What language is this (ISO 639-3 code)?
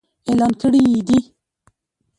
pus